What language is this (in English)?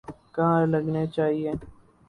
Urdu